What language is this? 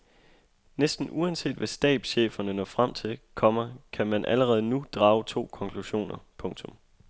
Danish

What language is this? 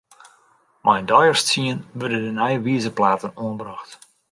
Western Frisian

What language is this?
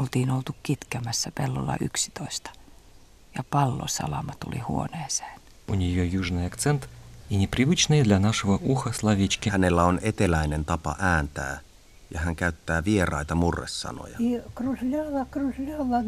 Finnish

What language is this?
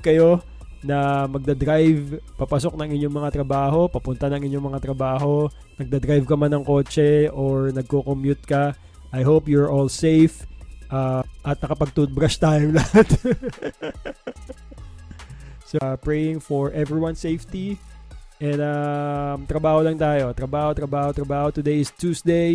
Filipino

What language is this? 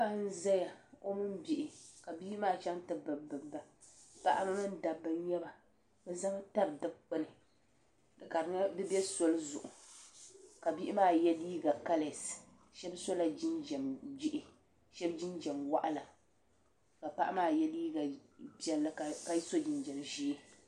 Dagbani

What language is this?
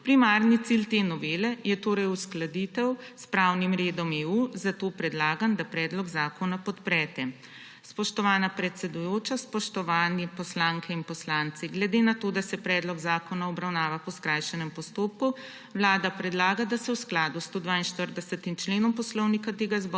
Slovenian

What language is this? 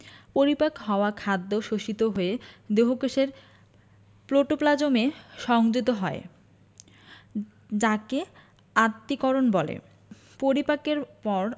Bangla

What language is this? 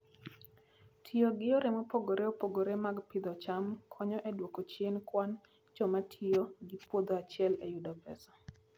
Luo (Kenya and Tanzania)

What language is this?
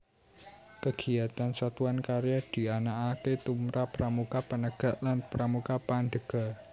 Javanese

